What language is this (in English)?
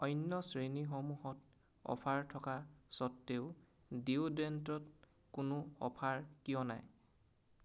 Assamese